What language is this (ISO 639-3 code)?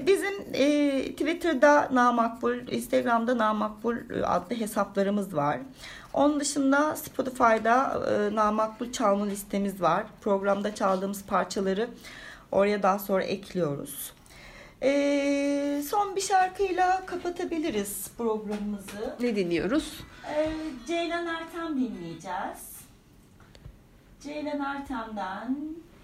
tur